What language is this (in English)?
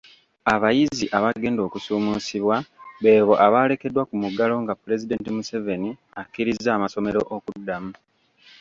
Ganda